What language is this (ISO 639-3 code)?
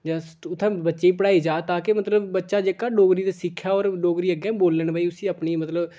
doi